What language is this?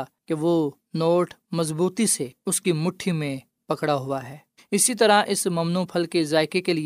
Urdu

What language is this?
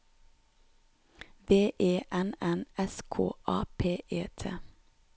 Norwegian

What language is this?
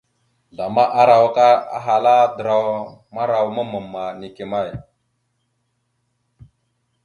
Mada (Cameroon)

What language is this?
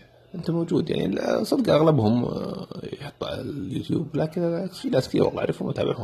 Arabic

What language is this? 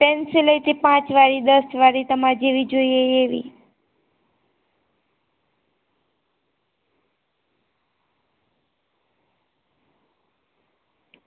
Gujarati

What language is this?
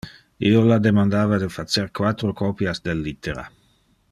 Interlingua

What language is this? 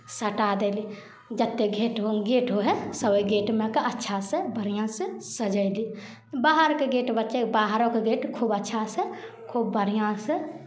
Maithili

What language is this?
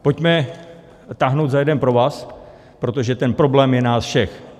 Czech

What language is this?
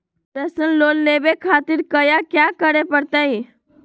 Magahi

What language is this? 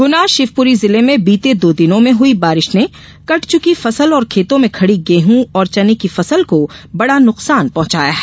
Hindi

